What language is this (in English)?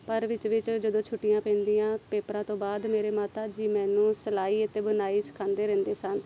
Punjabi